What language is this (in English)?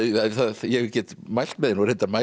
Icelandic